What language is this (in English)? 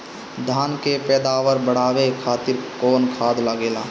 Bhojpuri